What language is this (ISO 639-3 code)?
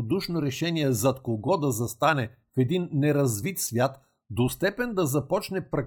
bul